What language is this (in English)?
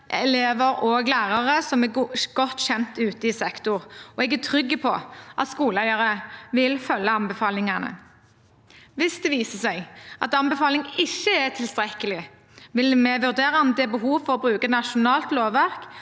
Norwegian